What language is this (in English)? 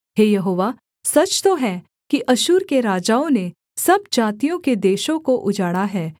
Hindi